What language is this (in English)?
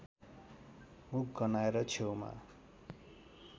Nepali